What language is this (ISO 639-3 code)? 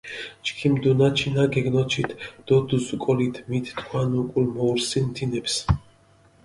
xmf